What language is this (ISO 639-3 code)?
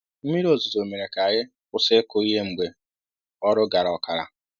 ibo